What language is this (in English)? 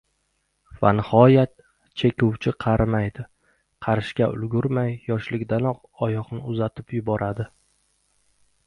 Uzbek